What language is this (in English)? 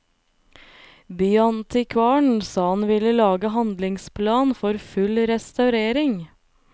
Norwegian